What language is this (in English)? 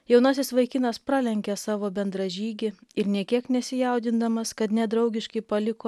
Lithuanian